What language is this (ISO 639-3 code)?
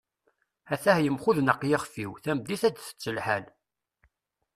kab